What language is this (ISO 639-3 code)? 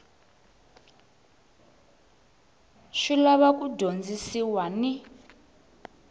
tso